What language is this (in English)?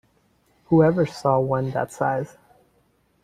English